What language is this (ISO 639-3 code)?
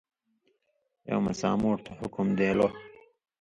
mvy